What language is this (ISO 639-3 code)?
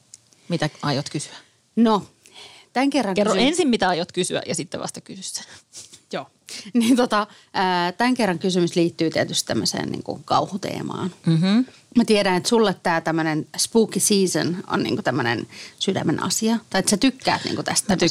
fin